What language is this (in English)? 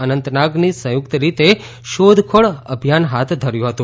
Gujarati